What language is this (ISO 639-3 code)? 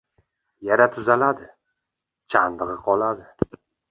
uzb